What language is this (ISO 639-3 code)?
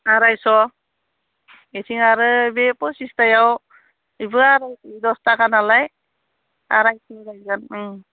brx